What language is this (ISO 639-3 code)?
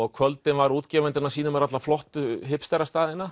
isl